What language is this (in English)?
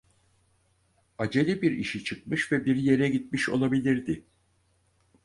Turkish